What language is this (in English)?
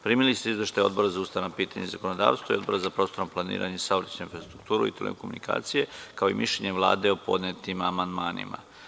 Serbian